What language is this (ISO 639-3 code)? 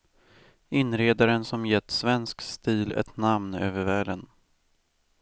swe